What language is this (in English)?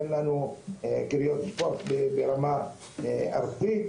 Hebrew